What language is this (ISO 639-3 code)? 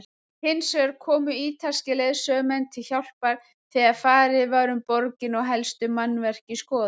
isl